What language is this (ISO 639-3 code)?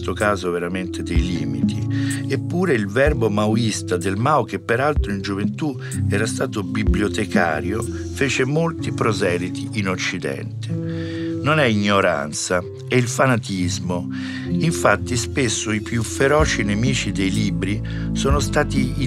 ita